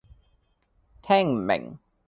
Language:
Cantonese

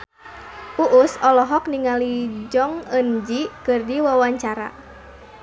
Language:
Sundanese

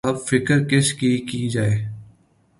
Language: Urdu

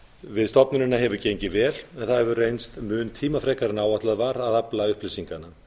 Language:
Icelandic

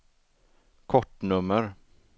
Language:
Swedish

